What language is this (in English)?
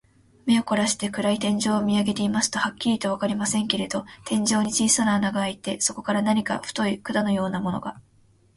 Japanese